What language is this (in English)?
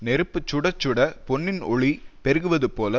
Tamil